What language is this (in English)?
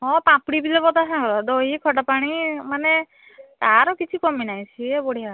Odia